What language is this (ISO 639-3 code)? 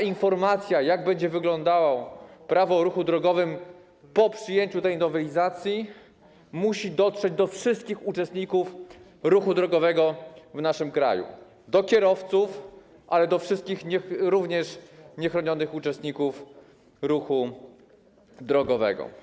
pol